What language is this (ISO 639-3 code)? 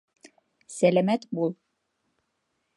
bak